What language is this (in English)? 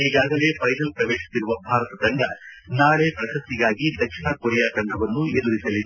Kannada